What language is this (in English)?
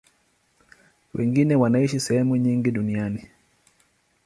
Swahili